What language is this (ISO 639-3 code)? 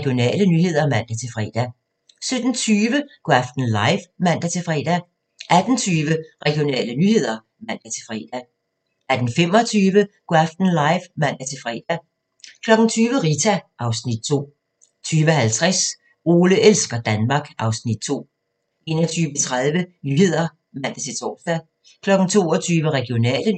dan